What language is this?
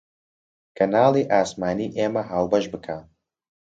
Central Kurdish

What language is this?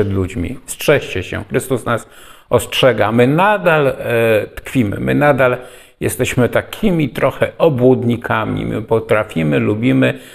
Polish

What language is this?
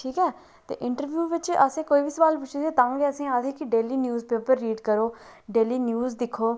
Dogri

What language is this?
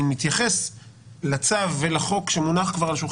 Hebrew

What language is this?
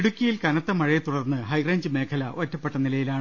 Malayalam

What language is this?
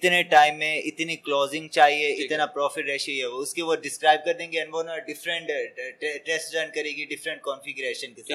Urdu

